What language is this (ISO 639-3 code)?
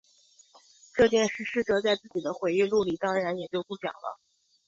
zho